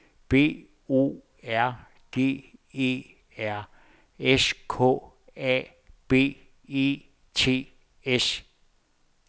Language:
Danish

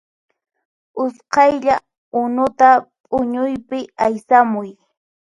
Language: Puno Quechua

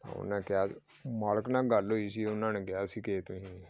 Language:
Punjabi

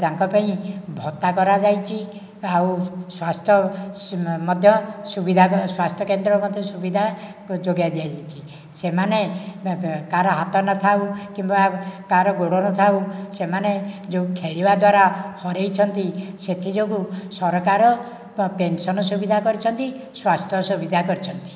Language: Odia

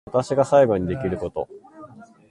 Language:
Japanese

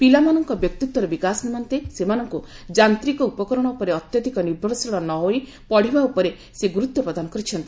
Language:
Odia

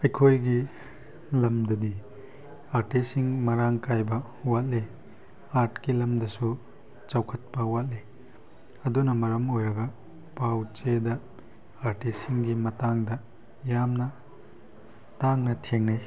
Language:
Manipuri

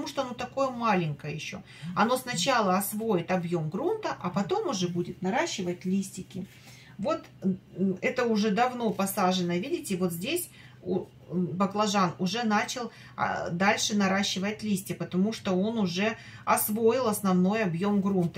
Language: Russian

